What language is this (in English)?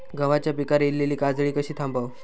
Marathi